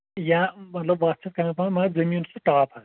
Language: Kashmiri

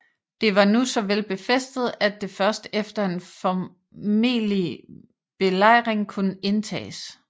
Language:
Danish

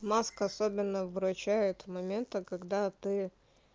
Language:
Russian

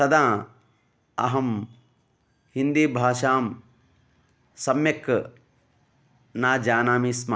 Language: Sanskrit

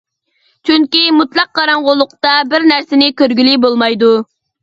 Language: Uyghur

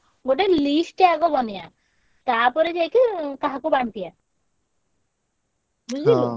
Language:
Odia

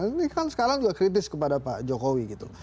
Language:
Indonesian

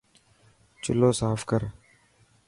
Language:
Dhatki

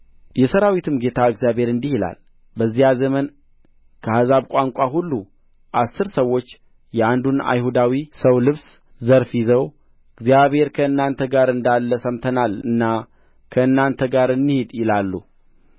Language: Amharic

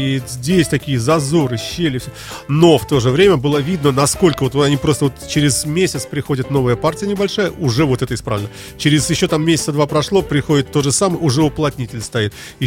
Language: Russian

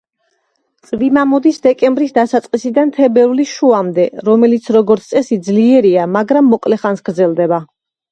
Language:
Georgian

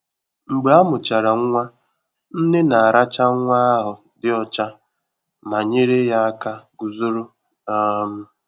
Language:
Igbo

